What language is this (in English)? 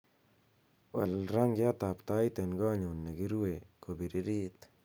Kalenjin